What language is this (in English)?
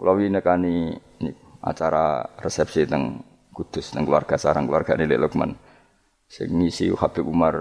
Malay